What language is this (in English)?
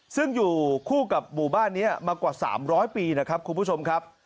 Thai